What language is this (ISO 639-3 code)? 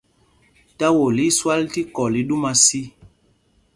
mgg